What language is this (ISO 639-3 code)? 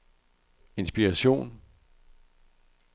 dan